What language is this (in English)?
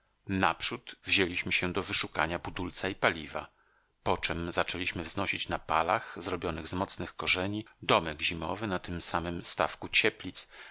Polish